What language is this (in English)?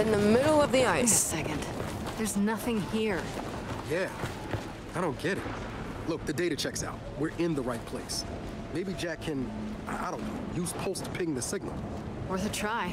English